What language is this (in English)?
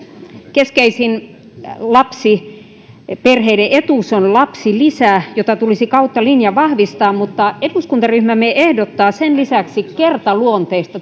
Finnish